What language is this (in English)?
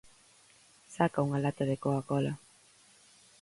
Galician